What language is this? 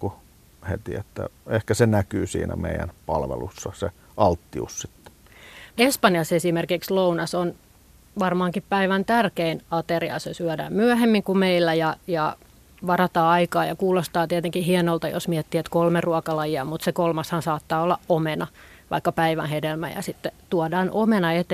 Finnish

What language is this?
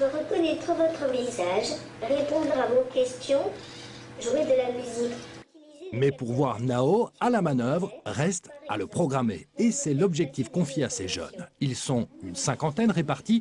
French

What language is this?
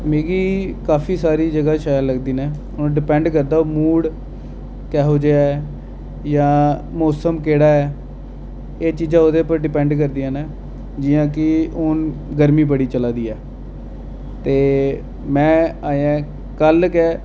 Dogri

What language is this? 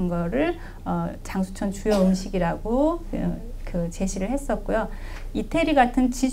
Korean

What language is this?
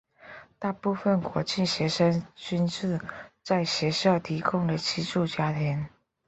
Chinese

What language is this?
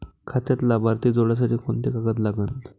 Marathi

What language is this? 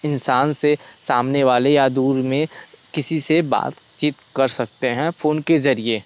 Hindi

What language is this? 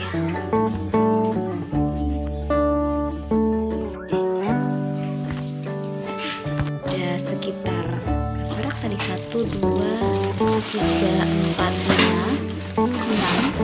Indonesian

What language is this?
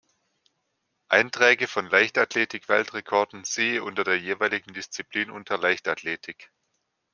German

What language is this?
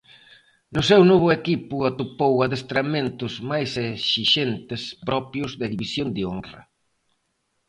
Galician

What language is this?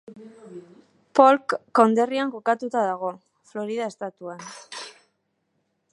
Basque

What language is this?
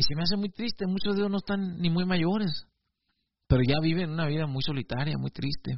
Spanish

